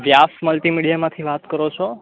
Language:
Gujarati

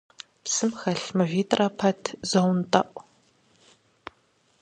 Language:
Kabardian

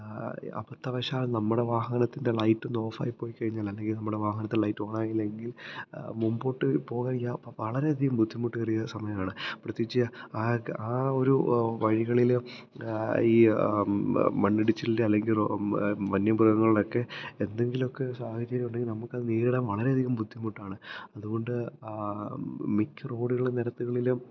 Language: Malayalam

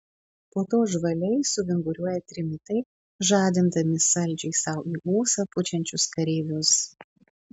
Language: Lithuanian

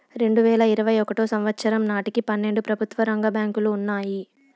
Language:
Telugu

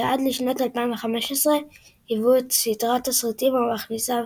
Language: Hebrew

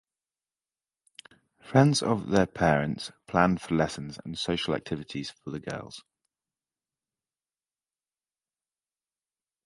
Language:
English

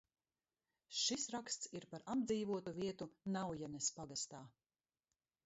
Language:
Latvian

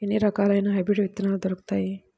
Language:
Telugu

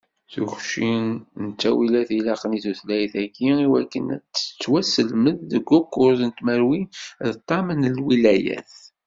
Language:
Kabyle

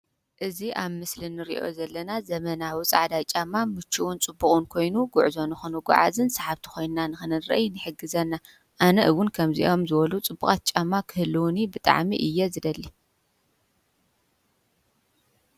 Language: Tigrinya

